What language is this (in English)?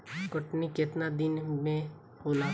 Bhojpuri